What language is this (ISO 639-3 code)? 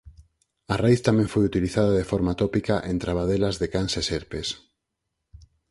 glg